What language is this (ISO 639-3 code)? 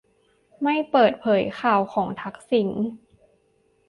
tha